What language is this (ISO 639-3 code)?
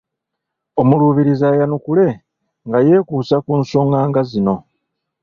lug